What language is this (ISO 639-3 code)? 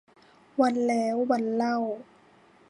tha